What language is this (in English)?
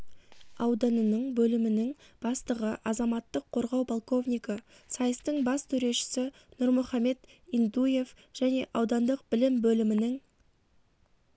Kazakh